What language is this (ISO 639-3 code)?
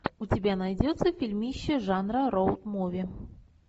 rus